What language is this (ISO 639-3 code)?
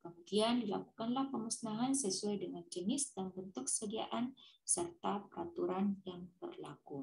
ind